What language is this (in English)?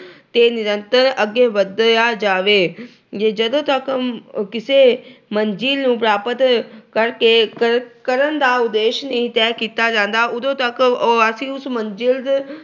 Punjabi